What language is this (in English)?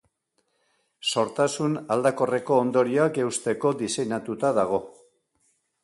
Basque